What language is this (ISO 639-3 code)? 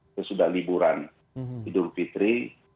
ind